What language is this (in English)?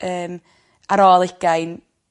Welsh